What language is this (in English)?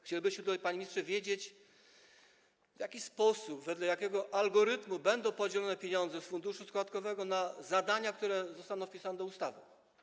Polish